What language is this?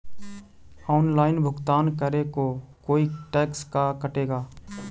Magahi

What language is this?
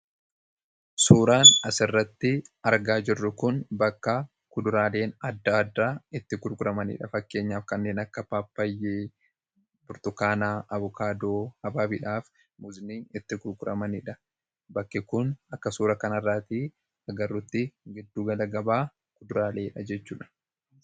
Oromo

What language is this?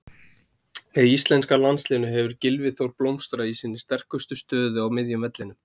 Icelandic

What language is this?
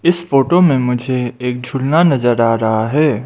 Hindi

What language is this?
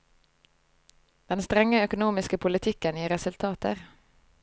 Norwegian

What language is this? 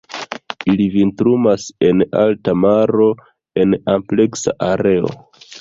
Esperanto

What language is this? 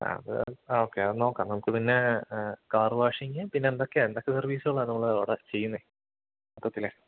Malayalam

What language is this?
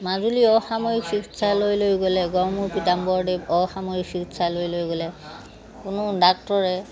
Assamese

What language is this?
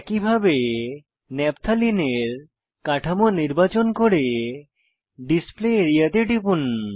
Bangla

